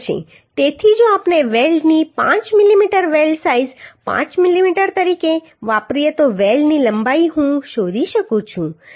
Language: Gujarati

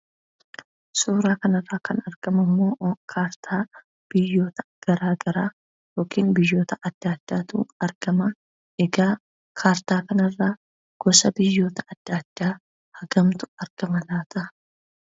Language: Oromo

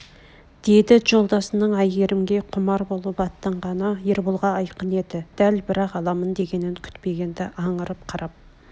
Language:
Kazakh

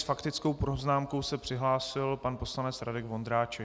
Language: Czech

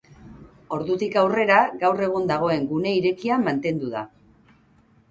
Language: Basque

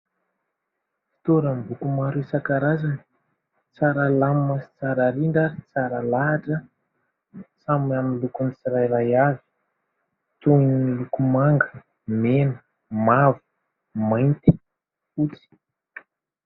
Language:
Malagasy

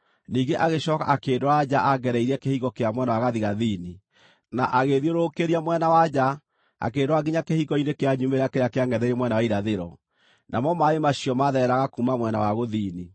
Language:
Kikuyu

